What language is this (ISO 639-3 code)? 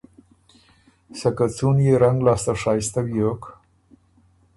oru